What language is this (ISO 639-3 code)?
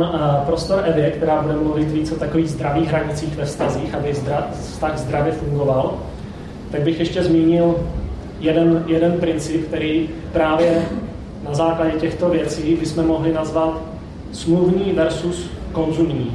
ces